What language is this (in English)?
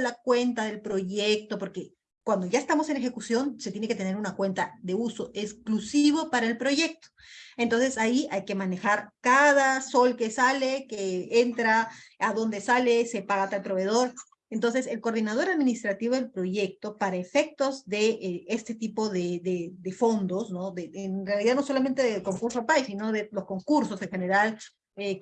Spanish